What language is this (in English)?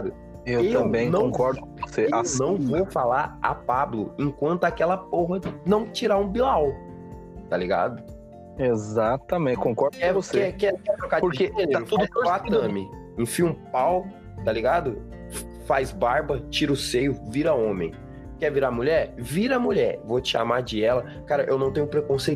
Portuguese